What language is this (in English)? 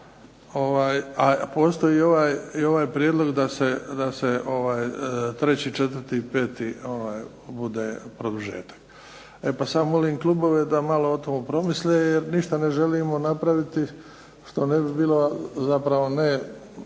Croatian